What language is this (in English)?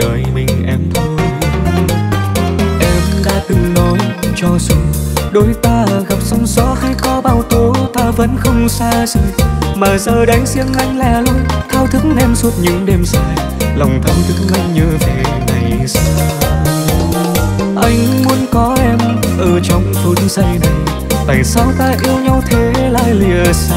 Vietnamese